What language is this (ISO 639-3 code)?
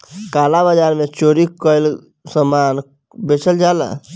bho